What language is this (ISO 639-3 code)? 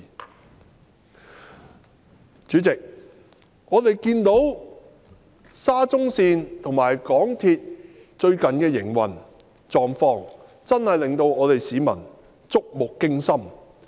yue